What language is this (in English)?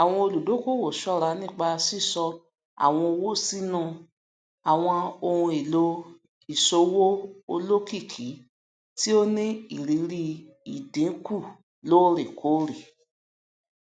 Yoruba